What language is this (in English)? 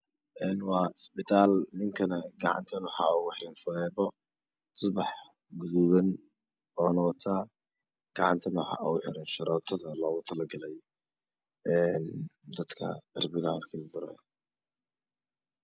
Somali